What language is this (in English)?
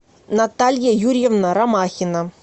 Russian